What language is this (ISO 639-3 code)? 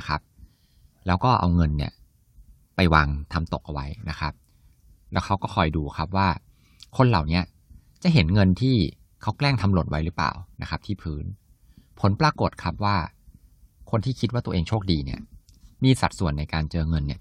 tha